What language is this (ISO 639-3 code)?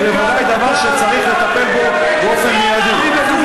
heb